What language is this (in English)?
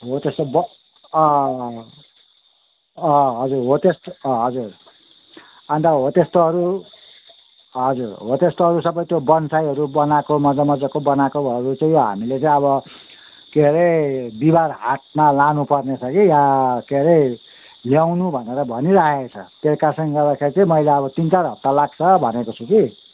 Nepali